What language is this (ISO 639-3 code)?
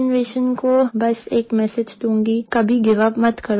hin